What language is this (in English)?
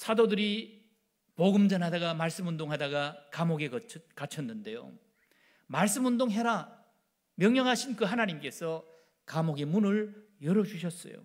Korean